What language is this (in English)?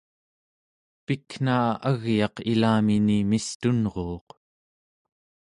Central Yupik